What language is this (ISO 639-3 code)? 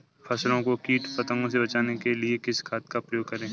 hin